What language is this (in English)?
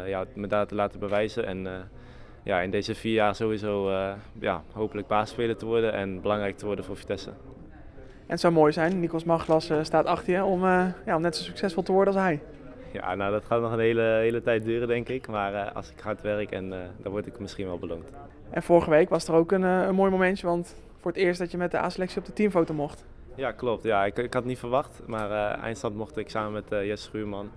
Dutch